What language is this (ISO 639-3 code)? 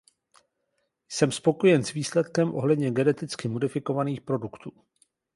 ces